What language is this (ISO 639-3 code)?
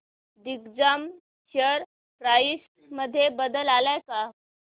mar